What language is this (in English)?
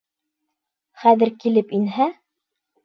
Bashkir